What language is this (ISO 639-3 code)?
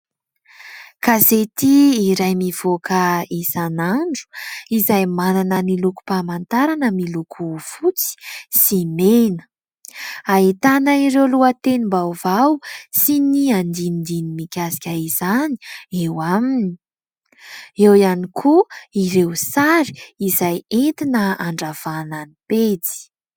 mlg